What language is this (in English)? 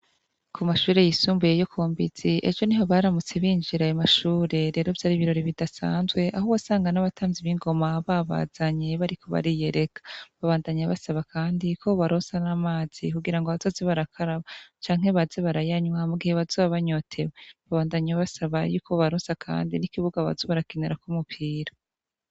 Rundi